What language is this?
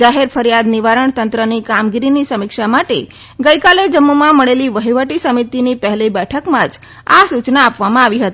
Gujarati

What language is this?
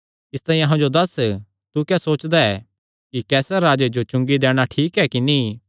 Kangri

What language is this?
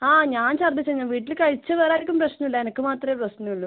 Malayalam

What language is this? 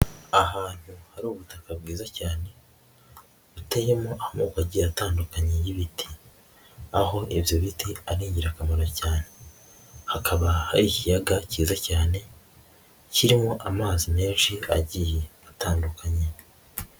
Kinyarwanda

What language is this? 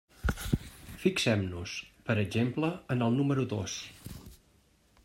Catalan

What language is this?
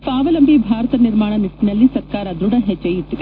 Kannada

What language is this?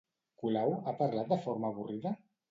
Catalan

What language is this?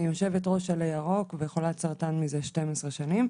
Hebrew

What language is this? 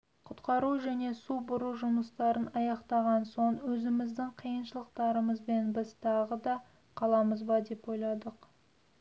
Kazakh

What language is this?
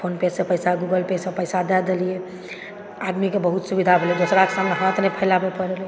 Maithili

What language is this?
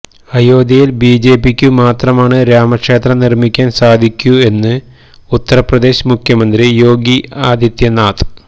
Malayalam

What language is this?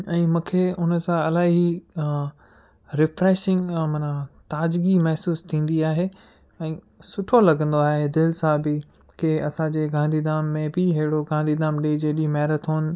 Sindhi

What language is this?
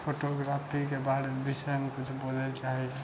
Maithili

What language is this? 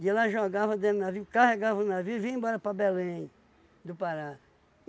Portuguese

